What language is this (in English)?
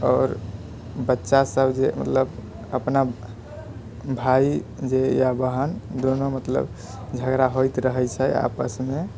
Maithili